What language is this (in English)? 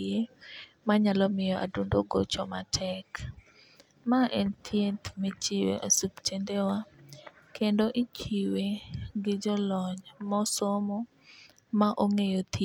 Luo (Kenya and Tanzania)